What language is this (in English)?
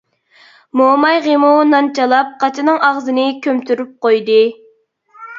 Uyghur